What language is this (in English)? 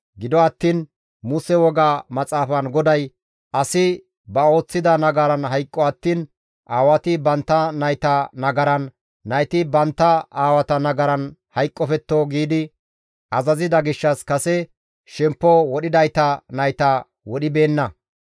Gamo